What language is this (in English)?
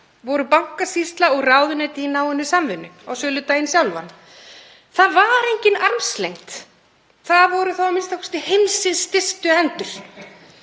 Icelandic